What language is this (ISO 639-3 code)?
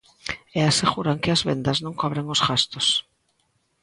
glg